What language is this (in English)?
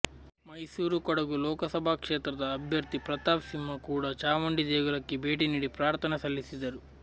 Kannada